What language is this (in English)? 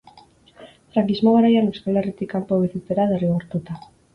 Basque